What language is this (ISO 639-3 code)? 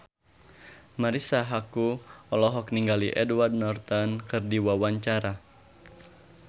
sun